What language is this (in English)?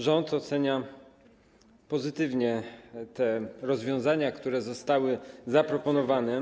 Polish